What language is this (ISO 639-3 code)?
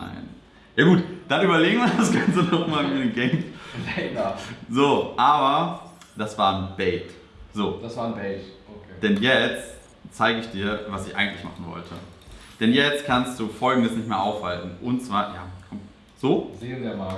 deu